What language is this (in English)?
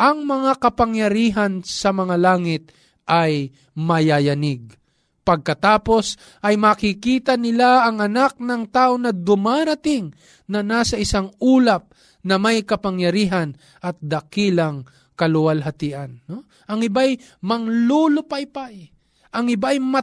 Filipino